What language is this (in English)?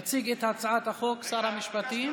Hebrew